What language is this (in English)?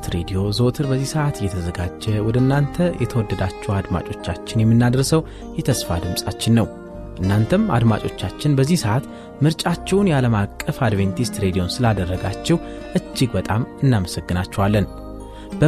Amharic